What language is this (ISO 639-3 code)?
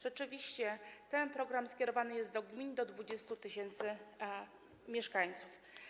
pol